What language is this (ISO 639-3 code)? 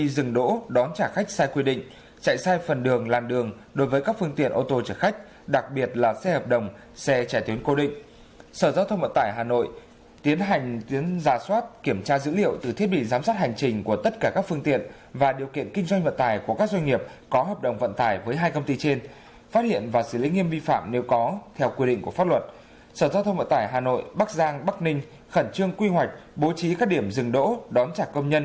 vie